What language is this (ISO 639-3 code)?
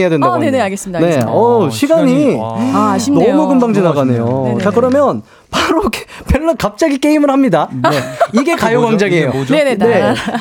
kor